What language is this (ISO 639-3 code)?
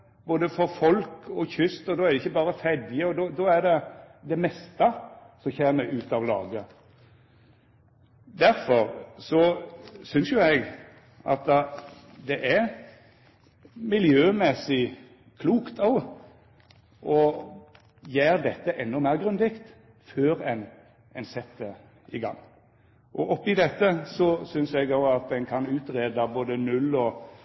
nno